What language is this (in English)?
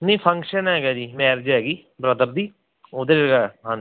Punjabi